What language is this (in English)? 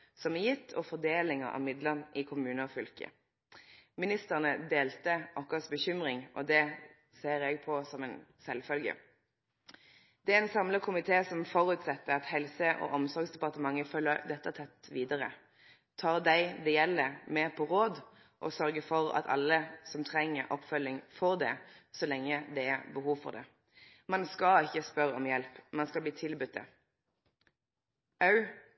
Norwegian Nynorsk